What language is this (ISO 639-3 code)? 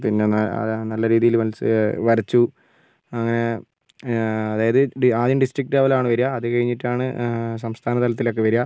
mal